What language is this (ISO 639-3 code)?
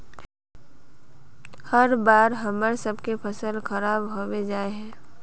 mag